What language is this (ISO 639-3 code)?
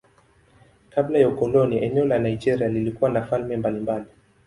swa